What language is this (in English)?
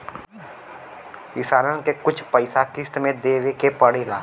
Bhojpuri